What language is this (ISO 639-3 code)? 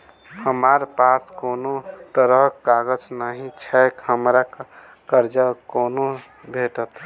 mai